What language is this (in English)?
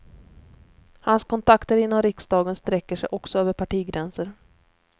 Swedish